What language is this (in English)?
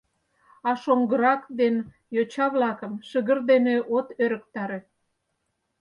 Mari